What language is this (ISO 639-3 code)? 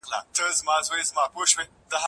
pus